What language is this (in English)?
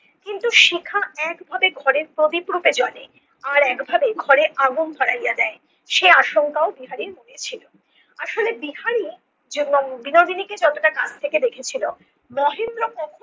Bangla